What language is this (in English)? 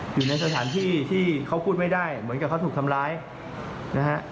Thai